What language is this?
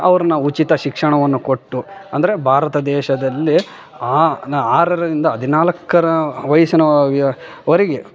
Kannada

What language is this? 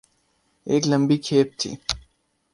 Urdu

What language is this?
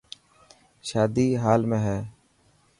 Dhatki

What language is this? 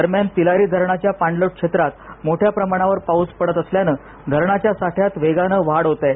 Marathi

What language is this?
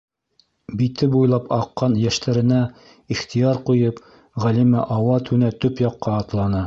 Bashkir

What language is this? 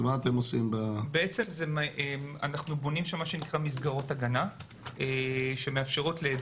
Hebrew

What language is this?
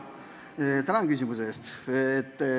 Estonian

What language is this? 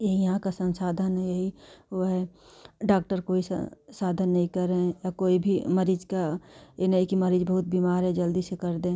Hindi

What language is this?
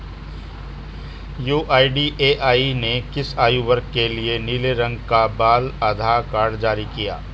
Hindi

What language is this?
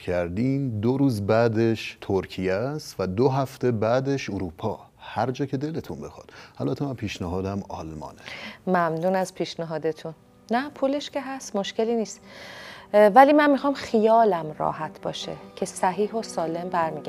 Persian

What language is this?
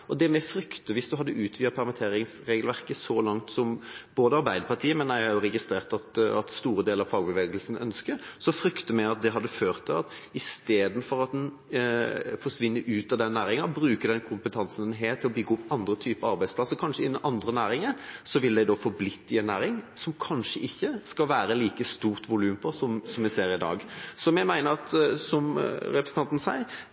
Norwegian Bokmål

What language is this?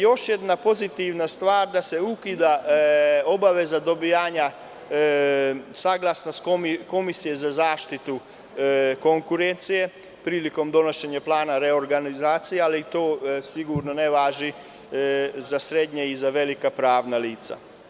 Serbian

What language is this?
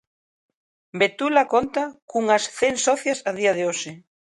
Galician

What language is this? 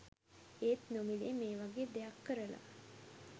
Sinhala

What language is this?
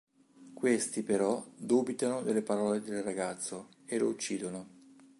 Italian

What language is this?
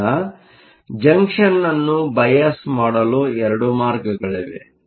Kannada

